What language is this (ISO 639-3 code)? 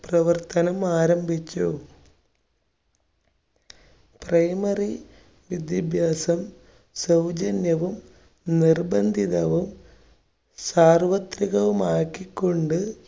mal